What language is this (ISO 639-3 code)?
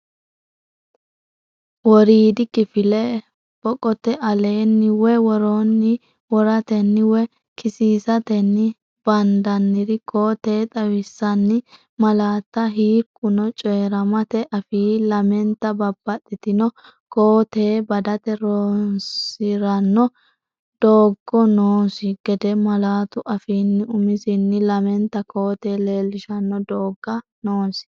sid